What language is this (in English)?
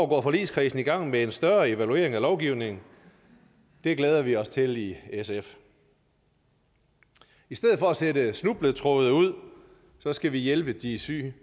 Danish